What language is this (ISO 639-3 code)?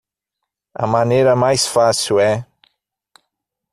por